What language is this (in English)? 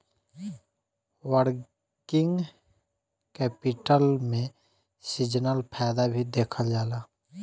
Bhojpuri